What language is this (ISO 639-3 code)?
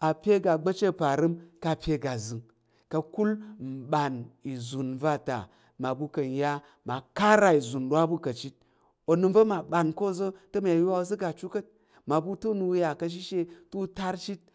yer